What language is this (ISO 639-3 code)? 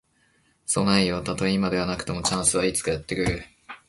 jpn